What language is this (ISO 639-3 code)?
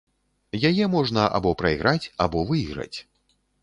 bel